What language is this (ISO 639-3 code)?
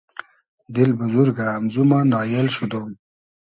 haz